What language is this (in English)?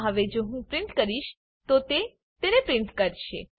Gujarati